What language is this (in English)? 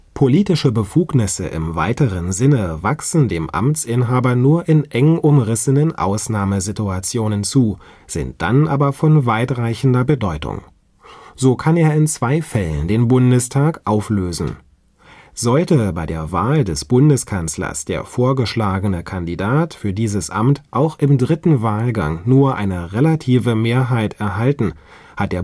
German